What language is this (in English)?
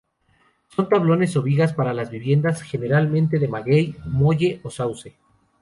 Spanish